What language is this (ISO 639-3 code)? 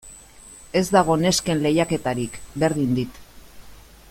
eus